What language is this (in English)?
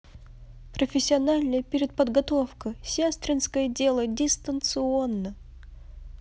Russian